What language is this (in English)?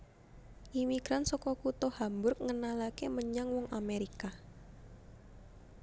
Javanese